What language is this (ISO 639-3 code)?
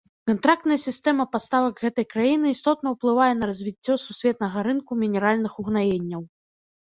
bel